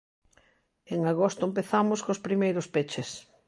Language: Galician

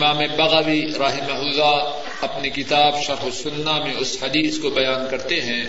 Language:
Urdu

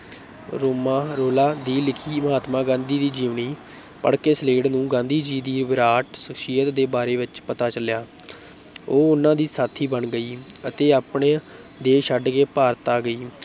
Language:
Punjabi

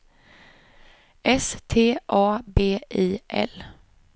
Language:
Swedish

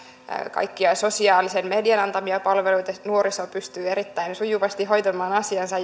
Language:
Finnish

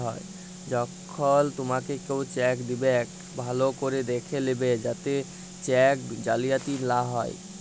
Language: Bangla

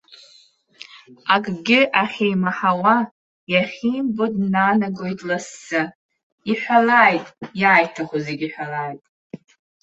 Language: Abkhazian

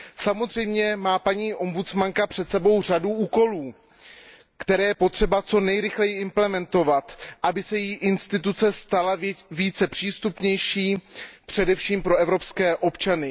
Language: Czech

